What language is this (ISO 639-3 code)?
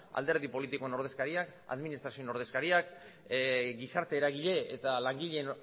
eus